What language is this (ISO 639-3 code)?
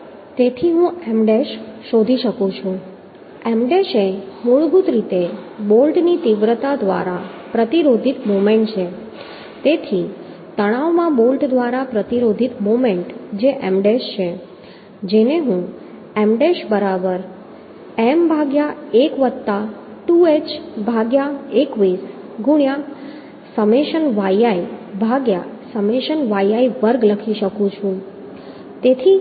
guj